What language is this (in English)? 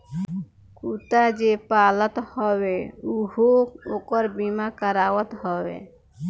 Bhojpuri